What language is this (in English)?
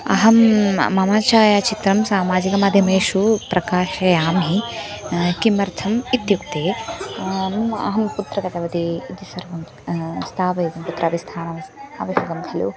Sanskrit